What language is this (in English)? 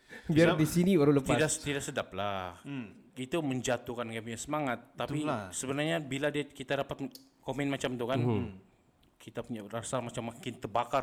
Malay